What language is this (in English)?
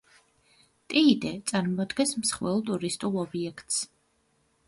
Georgian